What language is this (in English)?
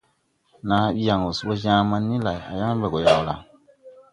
Tupuri